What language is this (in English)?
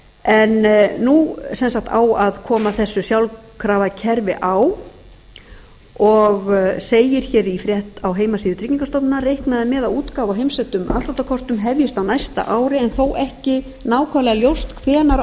Icelandic